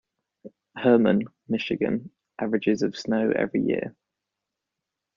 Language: English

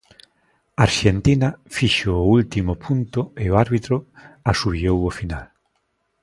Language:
Galician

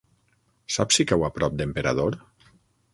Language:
Catalan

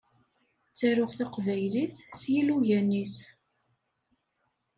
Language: Kabyle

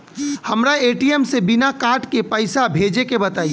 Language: Bhojpuri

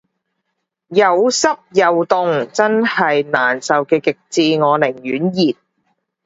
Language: Cantonese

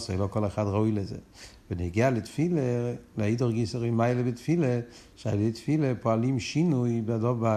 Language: Hebrew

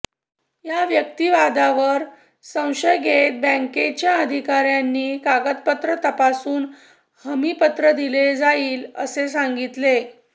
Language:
Marathi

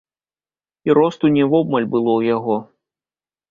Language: Belarusian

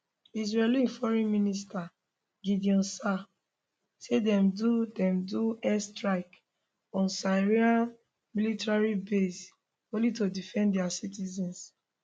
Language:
Nigerian Pidgin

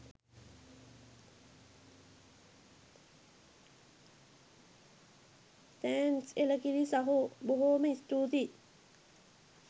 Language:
Sinhala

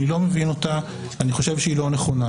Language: Hebrew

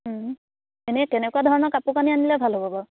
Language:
Assamese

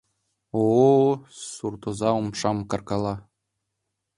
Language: Mari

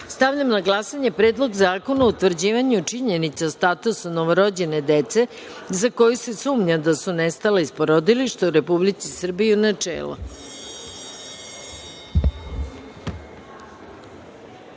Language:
Serbian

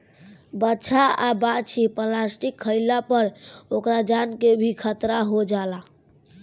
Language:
Bhojpuri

